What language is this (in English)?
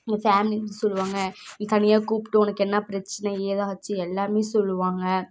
Tamil